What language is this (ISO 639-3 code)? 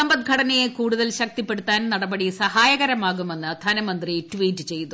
mal